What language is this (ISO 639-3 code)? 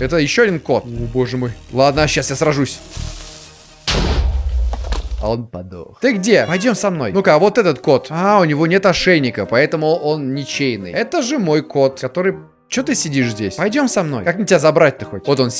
rus